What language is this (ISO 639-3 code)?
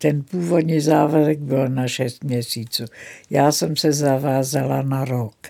ces